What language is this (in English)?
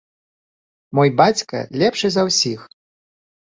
Belarusian